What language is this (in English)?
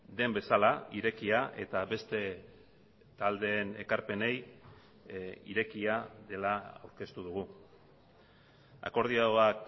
Basque